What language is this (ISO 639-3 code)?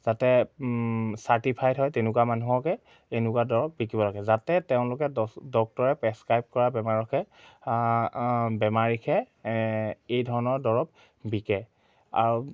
asm